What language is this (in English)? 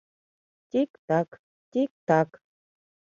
Mari